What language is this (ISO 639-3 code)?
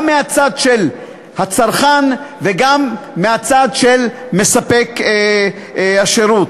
heb